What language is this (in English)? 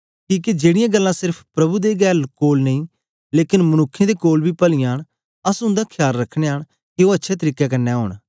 Dogri